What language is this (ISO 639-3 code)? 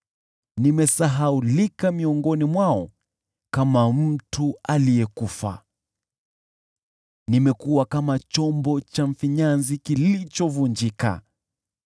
swa